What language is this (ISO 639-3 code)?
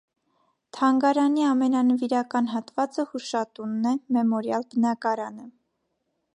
hye